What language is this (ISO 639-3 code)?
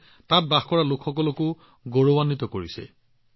asm